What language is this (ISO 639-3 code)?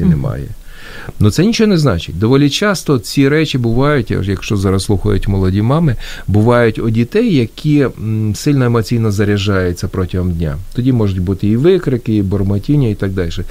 ukr